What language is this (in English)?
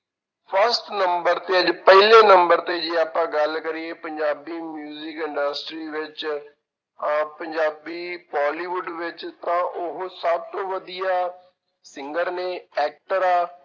Punjabi